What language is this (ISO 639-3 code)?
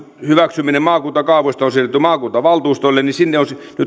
fin